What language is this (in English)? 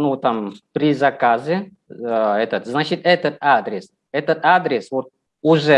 Russian